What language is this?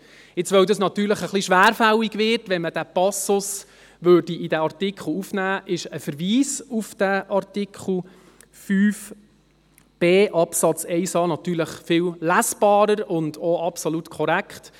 Swiss German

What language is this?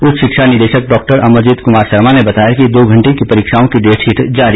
Hindi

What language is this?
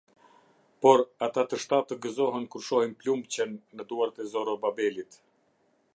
Albanian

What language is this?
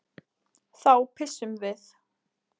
Icelandic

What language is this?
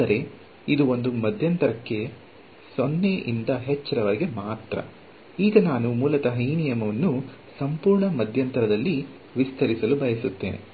Kannada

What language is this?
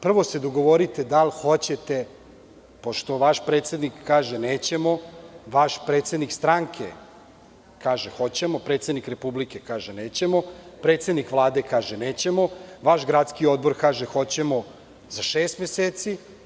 Serbian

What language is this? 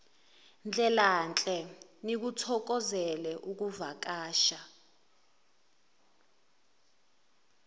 Zulu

